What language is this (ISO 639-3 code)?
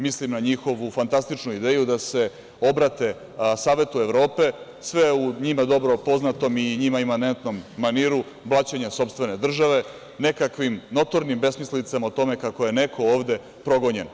srp